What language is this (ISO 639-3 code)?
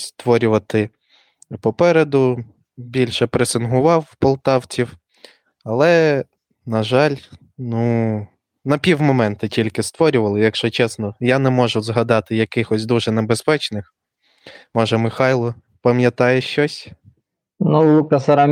ukr